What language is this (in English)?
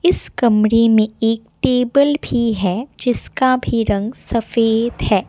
Hindi